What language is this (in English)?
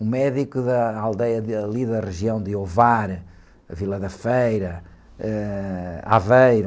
Portuguese